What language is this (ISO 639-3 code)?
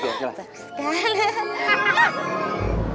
ind